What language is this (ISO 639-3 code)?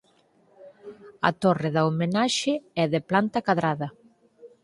glg